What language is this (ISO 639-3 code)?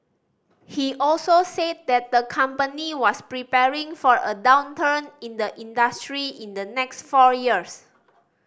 eng